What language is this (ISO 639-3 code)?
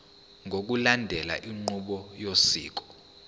zul